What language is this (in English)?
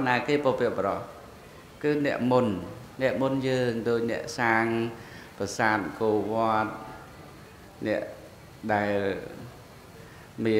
Vietnamese